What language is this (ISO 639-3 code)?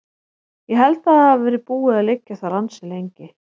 isl